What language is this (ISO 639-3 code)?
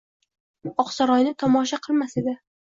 uzb